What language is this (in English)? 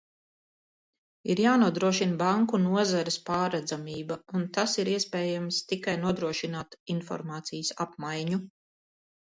Latvian